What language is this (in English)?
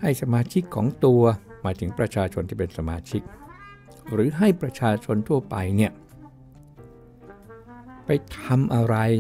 Thai